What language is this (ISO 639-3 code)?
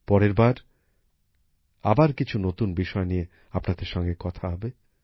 ben